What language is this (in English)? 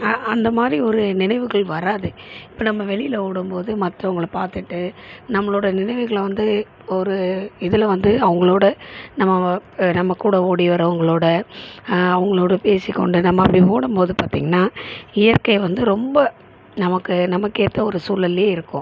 Tamil